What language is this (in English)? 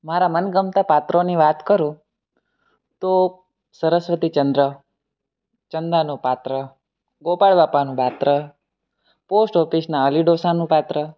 Gujarati